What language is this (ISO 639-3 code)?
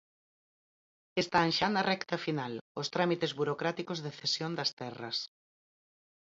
glg